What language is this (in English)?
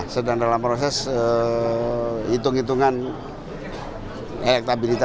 Indonesian